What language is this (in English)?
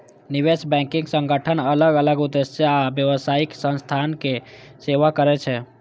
Maithili